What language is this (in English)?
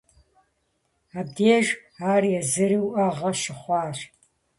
Kabardian